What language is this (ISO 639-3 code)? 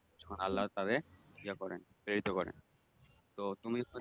ben